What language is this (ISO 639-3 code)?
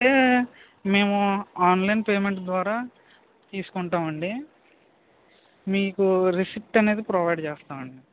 tel